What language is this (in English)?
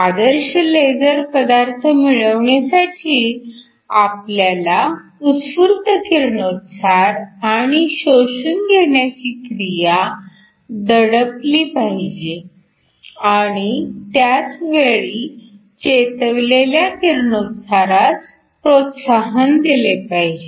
Marathi